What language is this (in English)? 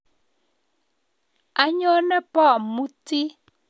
Kalenjin